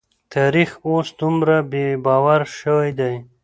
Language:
Pashto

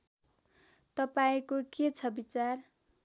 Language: Nepali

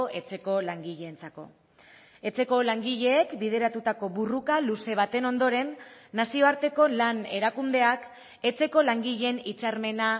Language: Basque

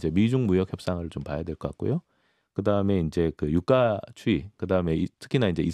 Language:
Korean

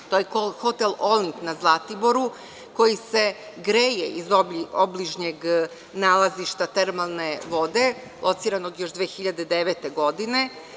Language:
Serbian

